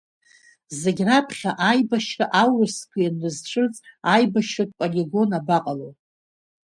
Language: Abkhazian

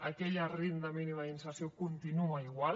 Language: Catalan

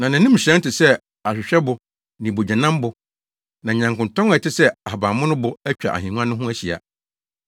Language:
Akan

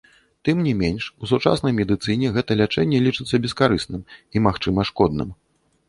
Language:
Belarusian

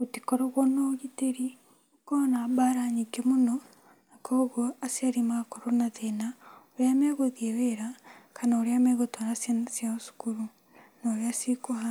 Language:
Kikuyu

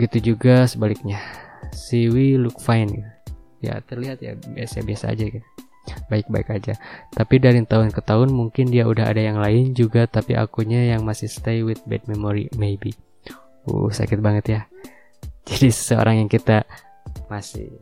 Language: Indonesian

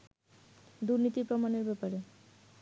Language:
Bangla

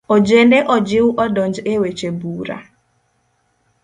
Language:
Luo (Kenya and Tanzania)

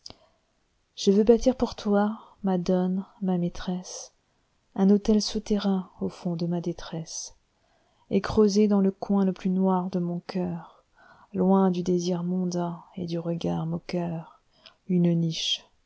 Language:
French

